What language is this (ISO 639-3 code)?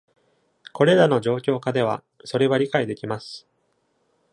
jpn